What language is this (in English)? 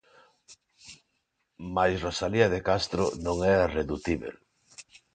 Galician